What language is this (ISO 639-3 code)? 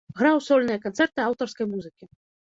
bel